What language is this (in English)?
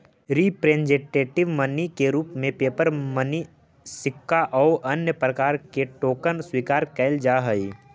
Magahi